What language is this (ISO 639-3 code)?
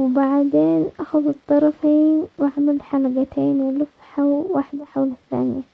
acx